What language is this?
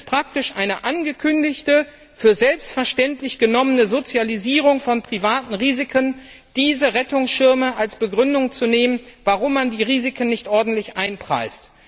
German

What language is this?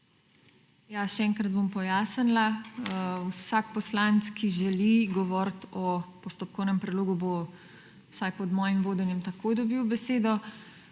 Slovenian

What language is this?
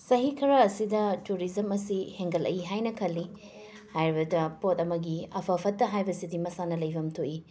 Manipuri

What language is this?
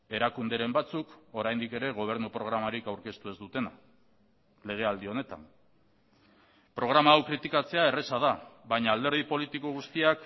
Basque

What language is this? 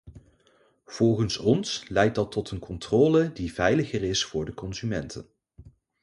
Dutch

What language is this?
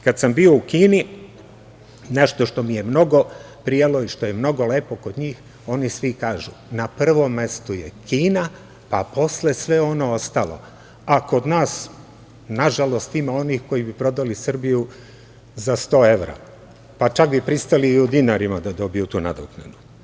Serbian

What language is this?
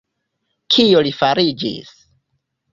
Esperanto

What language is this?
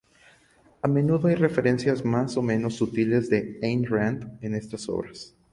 Spanish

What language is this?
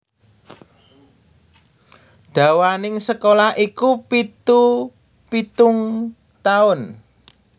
Javanese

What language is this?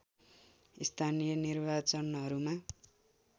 Nepali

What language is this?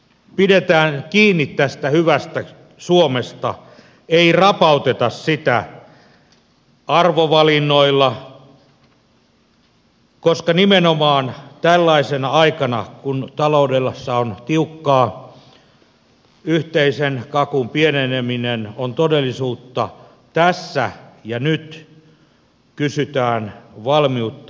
Finnish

